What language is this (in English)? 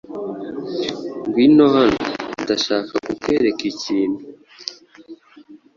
Kinyarwanda